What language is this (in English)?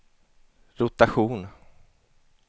Swedish